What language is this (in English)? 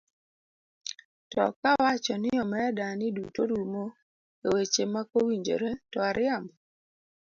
Luo (Kenya and Tanzania)